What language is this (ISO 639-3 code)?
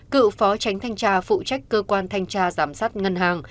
vie